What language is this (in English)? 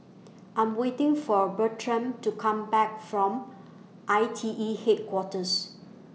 English